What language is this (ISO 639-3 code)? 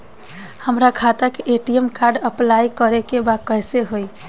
bho